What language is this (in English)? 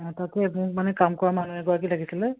Assamese